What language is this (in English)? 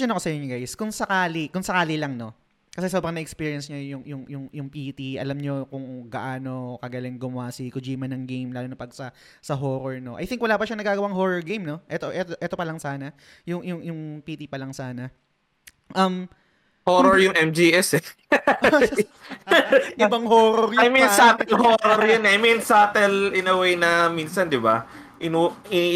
Filipino